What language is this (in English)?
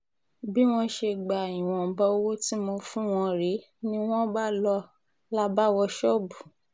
Yoruba